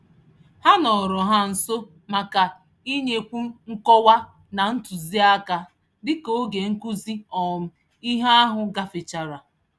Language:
Igbo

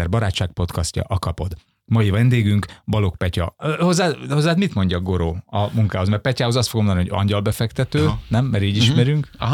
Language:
Hungarian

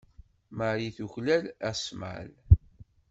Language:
Kabyle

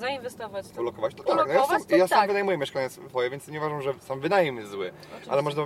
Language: Polish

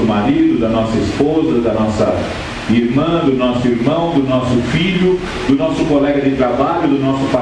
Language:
Portuguese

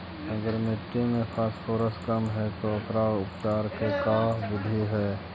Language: Magahi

